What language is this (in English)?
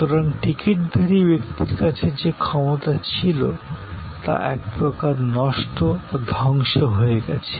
Bangla